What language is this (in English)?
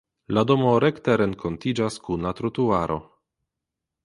Esperanto